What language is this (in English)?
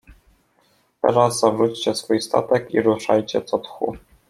Polish